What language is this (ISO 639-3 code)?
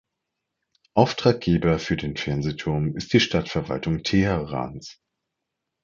deu